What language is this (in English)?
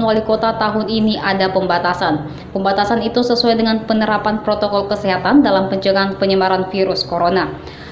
Indonesian